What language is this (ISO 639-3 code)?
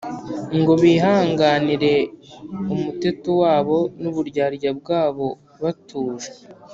kin